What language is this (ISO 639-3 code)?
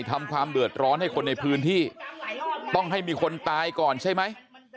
tha